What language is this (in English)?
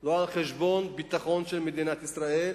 Hebrew